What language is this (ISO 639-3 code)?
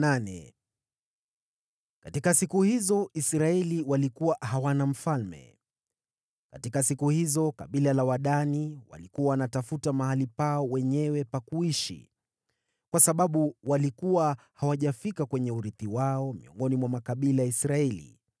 swa